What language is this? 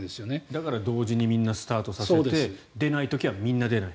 Japanese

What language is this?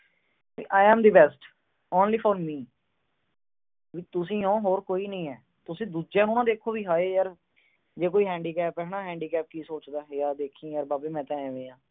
Punjabi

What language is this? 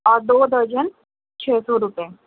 Urdu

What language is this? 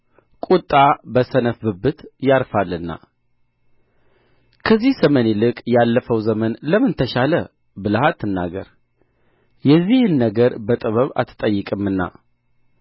Amharic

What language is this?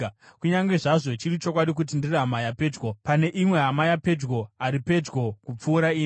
Shona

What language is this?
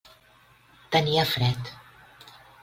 Catalan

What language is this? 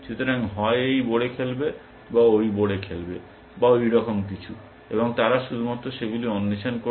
Bangla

